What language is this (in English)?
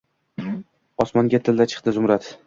Uzbek